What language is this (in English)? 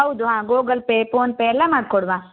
Kannada